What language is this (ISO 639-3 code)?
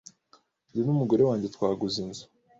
kin